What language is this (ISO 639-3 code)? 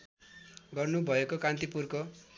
nep